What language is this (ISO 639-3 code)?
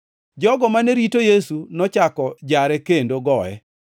luo